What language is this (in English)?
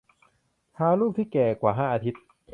Thai